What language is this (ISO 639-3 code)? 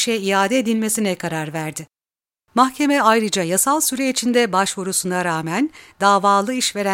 tur